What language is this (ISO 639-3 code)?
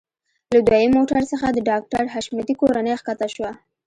pus